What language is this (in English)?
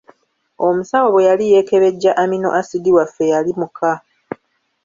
Ganda